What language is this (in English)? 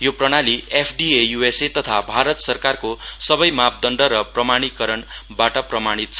Nepali